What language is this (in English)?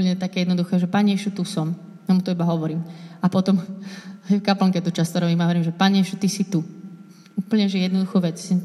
Slovak